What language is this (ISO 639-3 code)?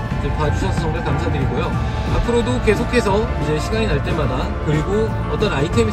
kor